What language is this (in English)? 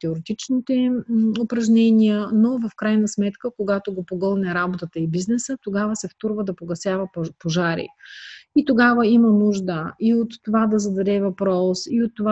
Bulgarian